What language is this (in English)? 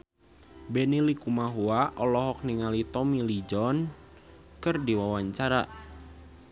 Sundanese